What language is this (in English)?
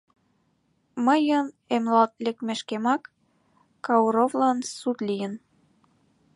Mari